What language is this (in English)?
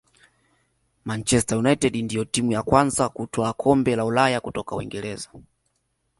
Swahili